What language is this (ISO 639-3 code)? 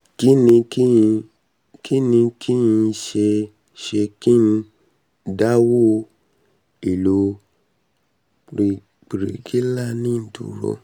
yor